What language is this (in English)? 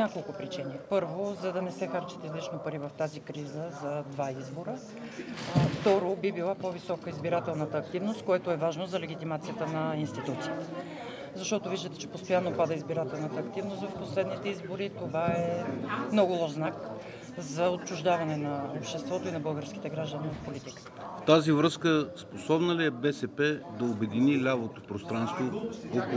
Bulgarian